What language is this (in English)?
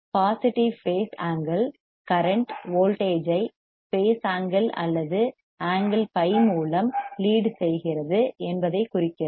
Tamil